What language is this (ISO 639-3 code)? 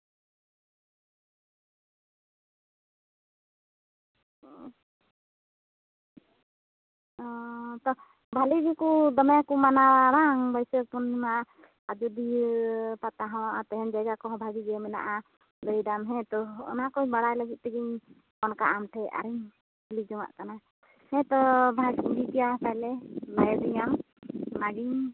sat